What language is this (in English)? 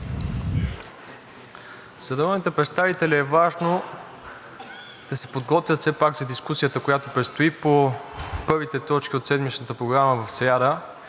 Bulgarian